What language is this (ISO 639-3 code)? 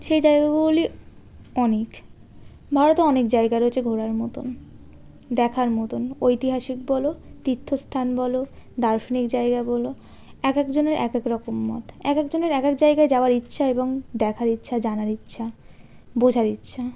ben